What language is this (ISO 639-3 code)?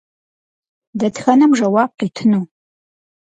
kbd